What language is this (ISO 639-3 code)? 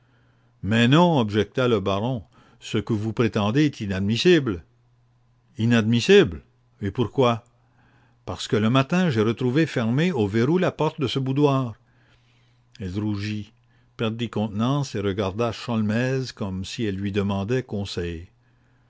fra